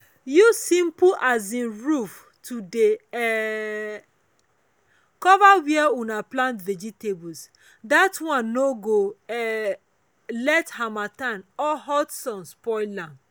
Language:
Nigerian Pidgin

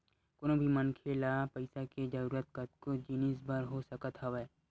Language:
Chhattisgarhi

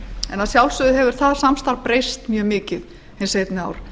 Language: Icelandic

